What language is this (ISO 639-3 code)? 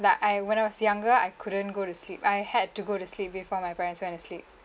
eng